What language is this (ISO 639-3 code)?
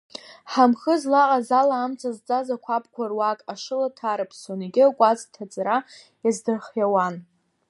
abk